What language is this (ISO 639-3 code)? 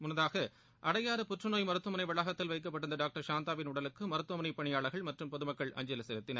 tam